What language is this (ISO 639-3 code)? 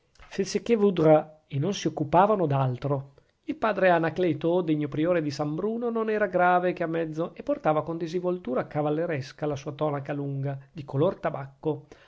ita